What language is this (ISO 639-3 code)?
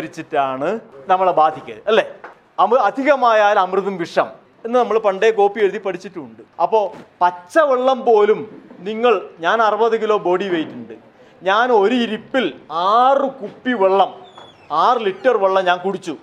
mal